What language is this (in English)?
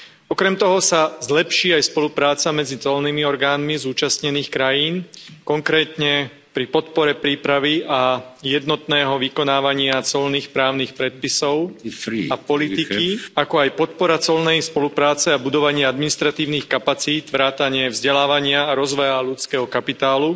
Slovak